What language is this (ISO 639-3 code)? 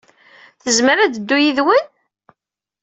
kab